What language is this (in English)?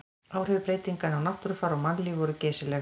Icelandic